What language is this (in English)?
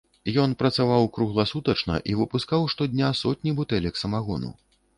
Belarusian